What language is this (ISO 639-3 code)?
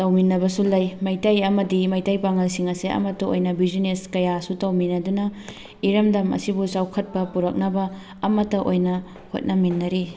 mni